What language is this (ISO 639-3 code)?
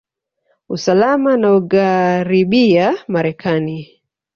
swa